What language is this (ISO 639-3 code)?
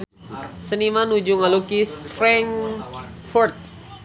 sun